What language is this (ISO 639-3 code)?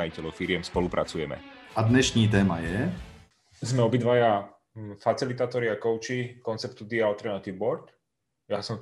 ces